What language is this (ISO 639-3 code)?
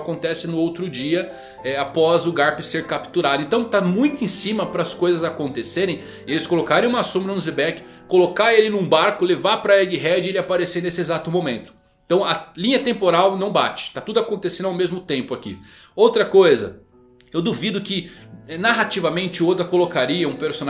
por